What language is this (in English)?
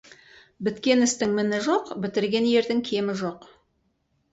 Kazakh